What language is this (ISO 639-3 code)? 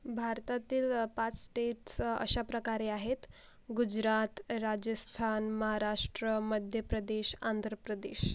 mar